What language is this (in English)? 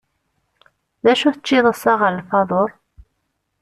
Kabyle